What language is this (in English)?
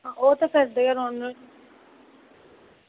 Dogri